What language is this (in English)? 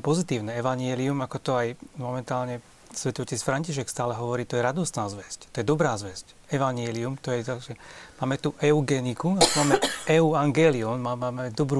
Slovak